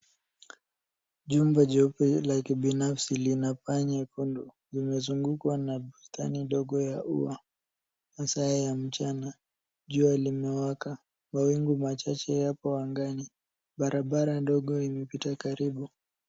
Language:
Swahili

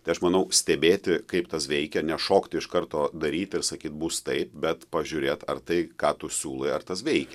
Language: Lithuanian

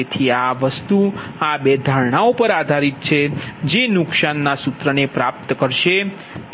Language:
Gujarati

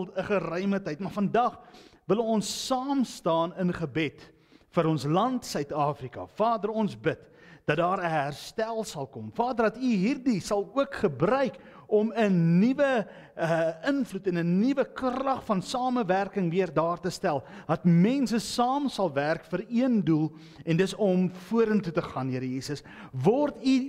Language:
Dutch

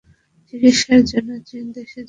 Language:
Bangla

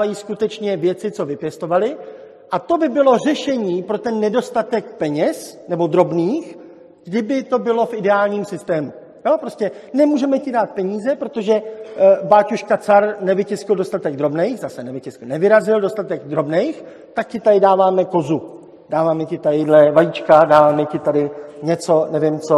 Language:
Czech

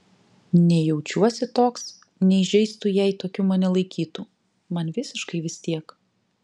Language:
Lithuanian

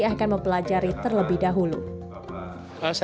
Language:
Indonesian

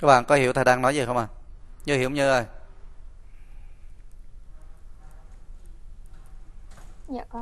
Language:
Vietnamese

